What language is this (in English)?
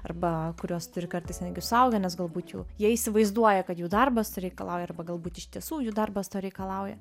Lithuanian